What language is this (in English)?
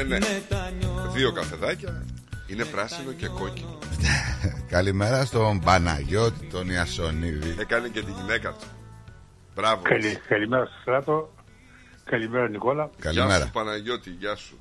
Greek